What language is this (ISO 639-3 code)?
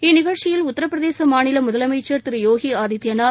tam